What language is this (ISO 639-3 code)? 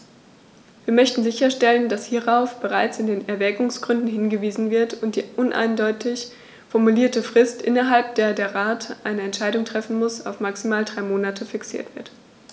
deu